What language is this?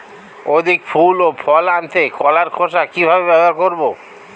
Bangla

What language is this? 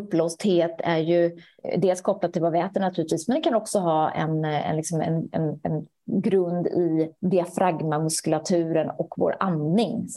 Swedish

